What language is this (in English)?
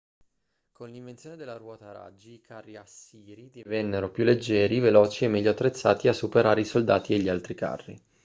Italian